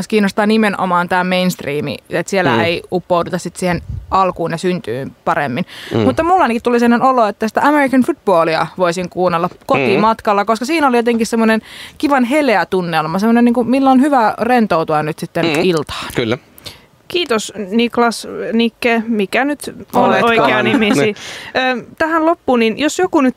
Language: Finnish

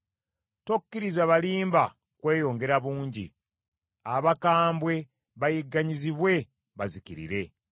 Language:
Ganda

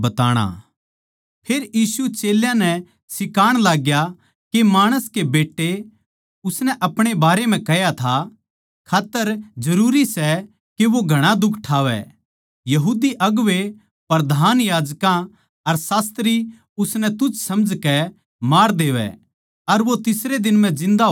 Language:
Haryanvi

